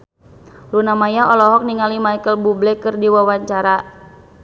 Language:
Sundanese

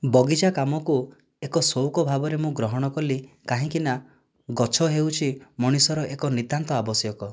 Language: Odia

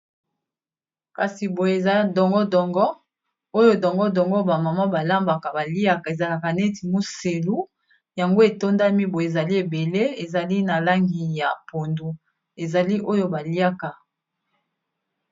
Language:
Lingala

